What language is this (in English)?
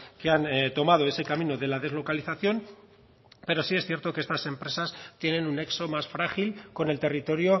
Spanish